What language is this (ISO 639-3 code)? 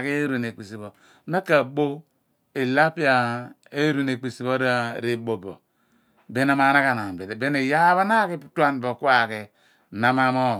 abn